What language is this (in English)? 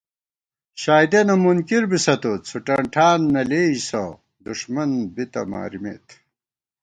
Gawar-Bati